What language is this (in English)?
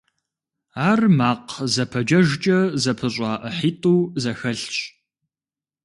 Kabardian